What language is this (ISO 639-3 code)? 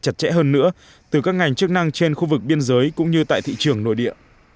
vie